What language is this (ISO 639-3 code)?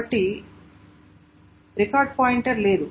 tel